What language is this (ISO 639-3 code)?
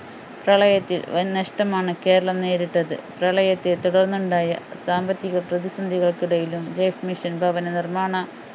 mal